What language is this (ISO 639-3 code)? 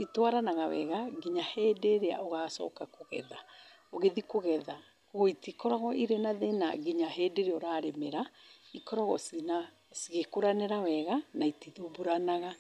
kik